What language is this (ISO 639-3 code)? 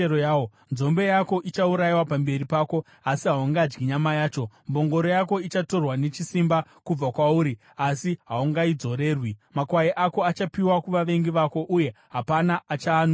sna